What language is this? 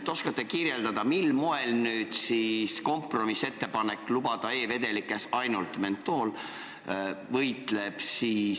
Estonian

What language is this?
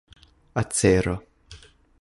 Esperanto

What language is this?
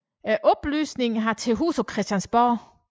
Danish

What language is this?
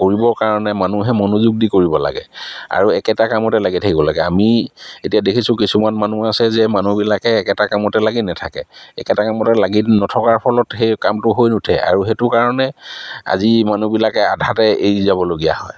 Assamese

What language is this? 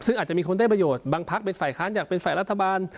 Thai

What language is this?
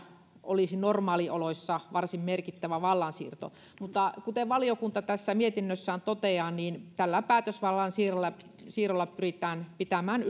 Finnish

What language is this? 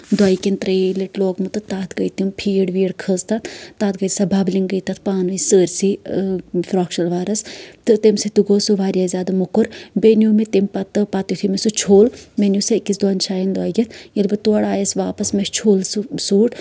Kashmiri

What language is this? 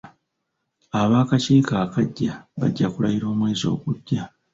Ganda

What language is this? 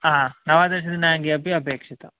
Sanskrit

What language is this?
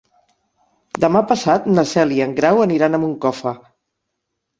Catalan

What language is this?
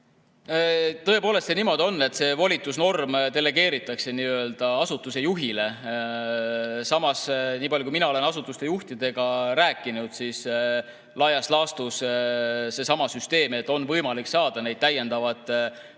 Estonian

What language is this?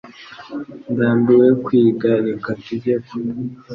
Kinyarwanda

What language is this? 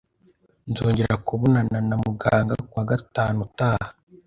Kinyarwanda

